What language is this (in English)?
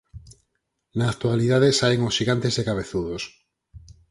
Galician